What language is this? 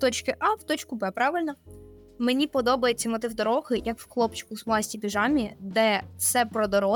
Ukrainian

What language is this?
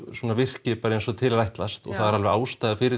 Icelandic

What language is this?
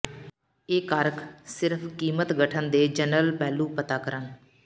Punjabi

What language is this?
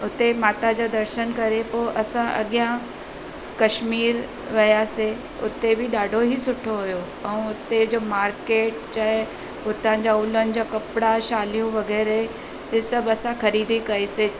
Sindhi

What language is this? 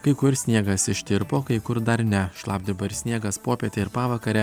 Lithuanian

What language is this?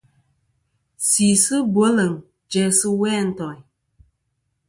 Kom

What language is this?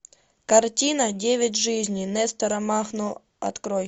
Russian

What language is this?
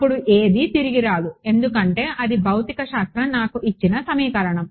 Telugu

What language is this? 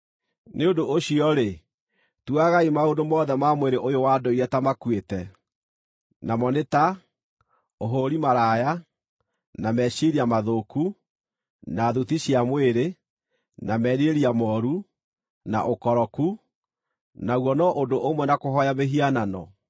Kikuyu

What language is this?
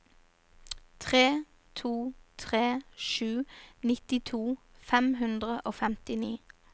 Norwegian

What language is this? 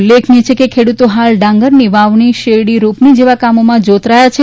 Gujarati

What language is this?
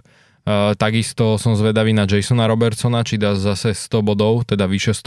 Slovak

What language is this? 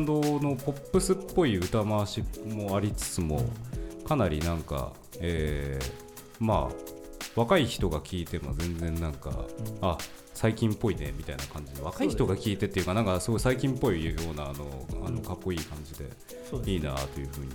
Japanese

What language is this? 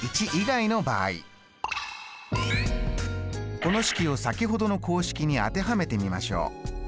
Japanese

